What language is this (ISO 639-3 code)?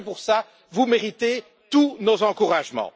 fra